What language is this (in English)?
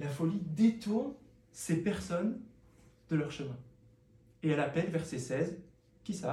French